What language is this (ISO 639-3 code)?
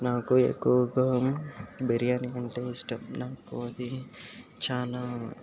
tel